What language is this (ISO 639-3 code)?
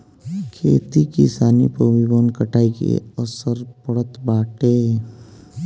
bho